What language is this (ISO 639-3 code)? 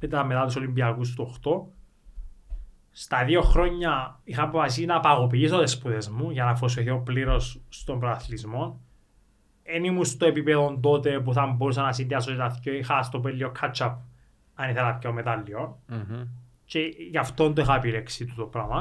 ell